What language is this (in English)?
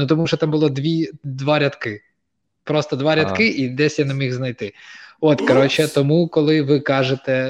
Ukrainian